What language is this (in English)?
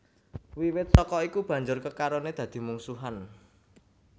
Javanese